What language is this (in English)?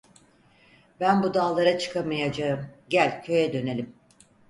Turkish